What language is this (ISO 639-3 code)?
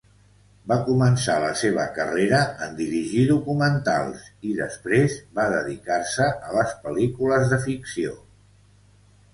cat